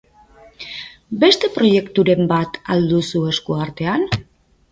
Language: Basque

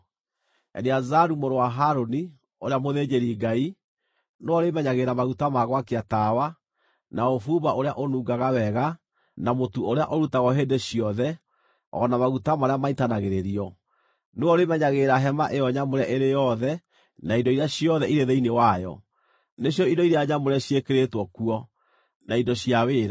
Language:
Kikuyu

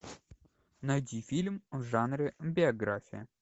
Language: Russian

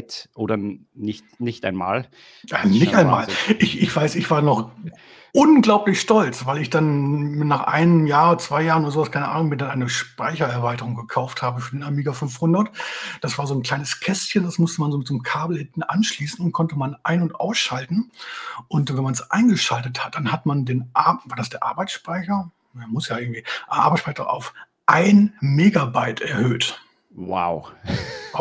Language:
German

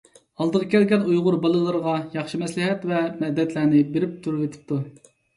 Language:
Uyghur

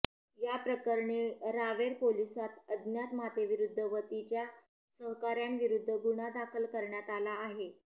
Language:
Marathi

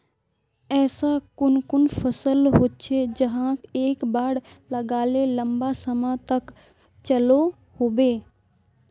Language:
Magahi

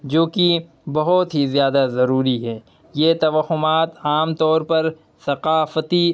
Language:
Urdu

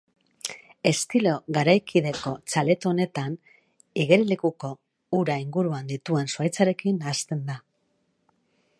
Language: Basque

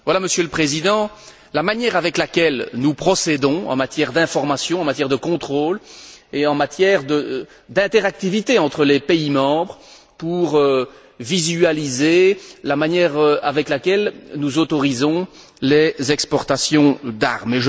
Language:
French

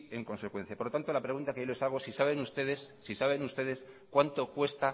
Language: Spanish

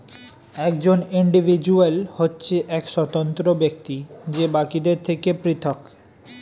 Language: Bangla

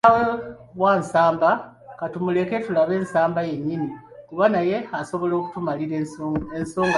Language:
Ganda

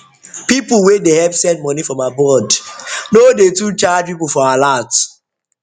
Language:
Nigerian Pidgin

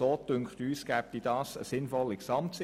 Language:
Swiss German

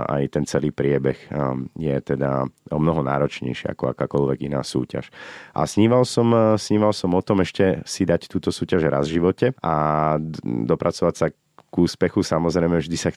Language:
Slovak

